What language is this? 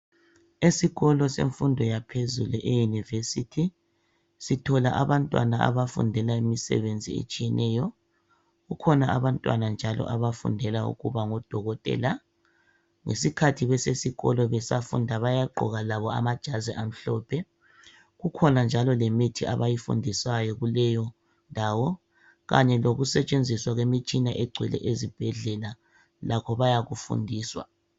North Ndebele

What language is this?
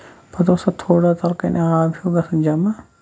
Kashmiri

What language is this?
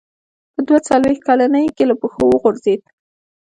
Pashto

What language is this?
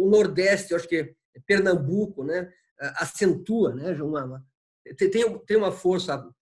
Portuguese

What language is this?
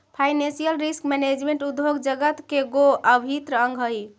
Magahi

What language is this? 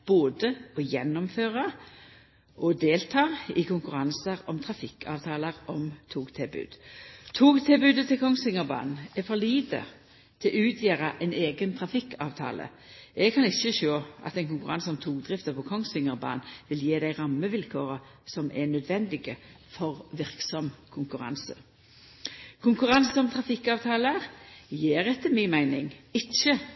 Norwegian Nynorsk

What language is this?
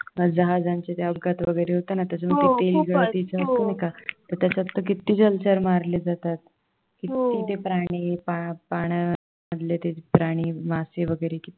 Marathi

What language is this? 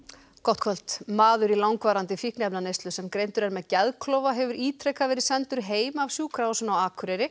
Icelandic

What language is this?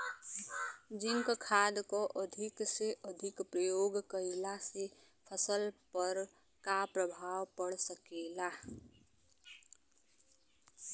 Bhojpuri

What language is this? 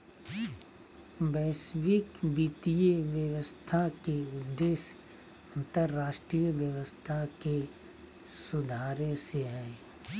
Magahi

